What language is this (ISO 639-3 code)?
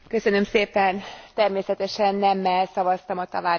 hun